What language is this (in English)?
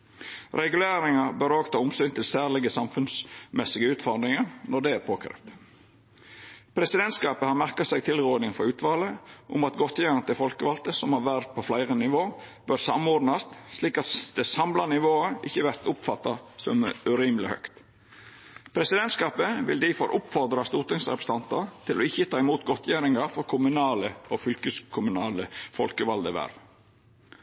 Norwegian Nynorsk